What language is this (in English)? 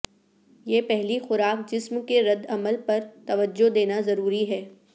Urdu